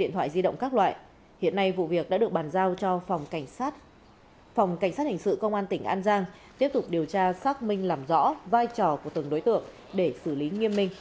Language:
Vietnamese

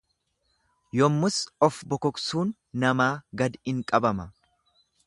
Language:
Oromo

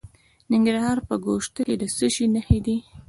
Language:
Pashto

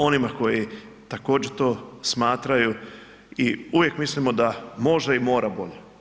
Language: Croatian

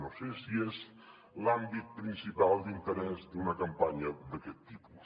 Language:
Catalan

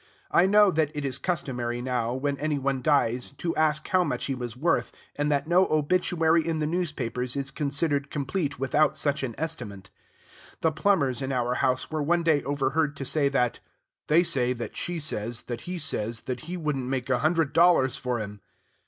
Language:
English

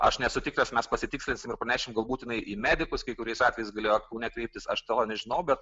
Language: Lithuanian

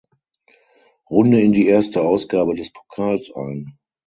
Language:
German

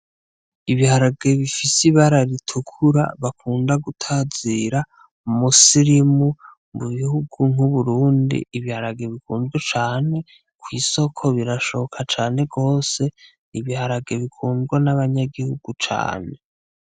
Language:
Rundi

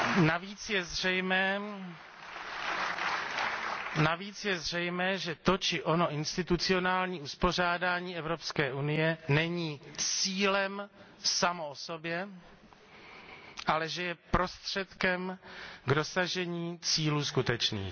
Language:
Czech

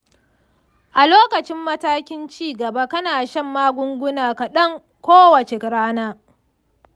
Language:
Hausa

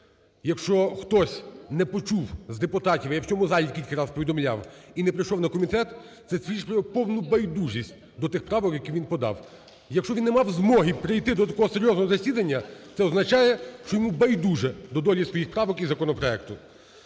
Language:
Ukrainian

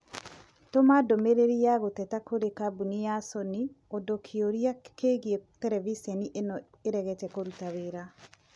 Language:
Kikuyu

